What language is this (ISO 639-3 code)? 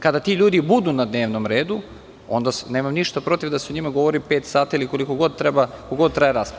srp